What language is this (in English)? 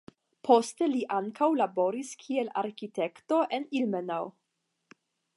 Esperanto